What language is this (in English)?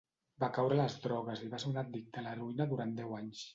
Catalan